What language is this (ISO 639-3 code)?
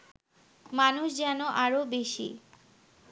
ben